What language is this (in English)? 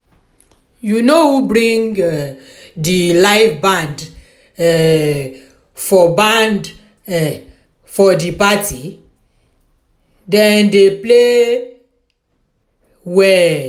Nigerian Pidgin